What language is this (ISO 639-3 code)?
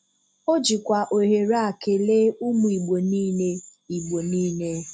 ibo